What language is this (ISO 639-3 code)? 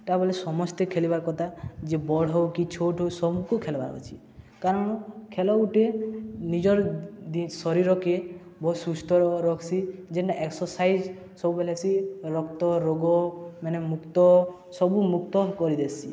ori